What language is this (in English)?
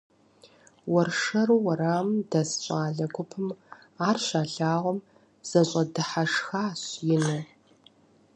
Kabardian